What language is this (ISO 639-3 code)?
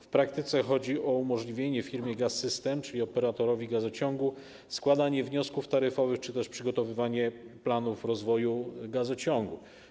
pol